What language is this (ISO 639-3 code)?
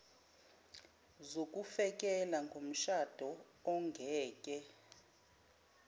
zul